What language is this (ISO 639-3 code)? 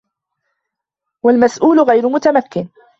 ara